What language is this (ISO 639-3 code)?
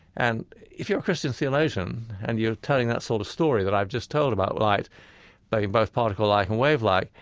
eng